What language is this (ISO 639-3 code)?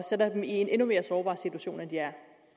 dan